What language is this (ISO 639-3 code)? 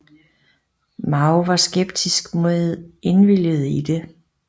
dan